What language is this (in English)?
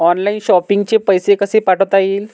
Marathi